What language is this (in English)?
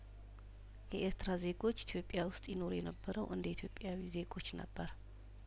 Amharic